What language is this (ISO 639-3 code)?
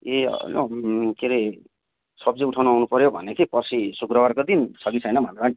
nep